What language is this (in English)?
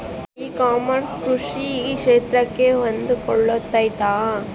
Kannada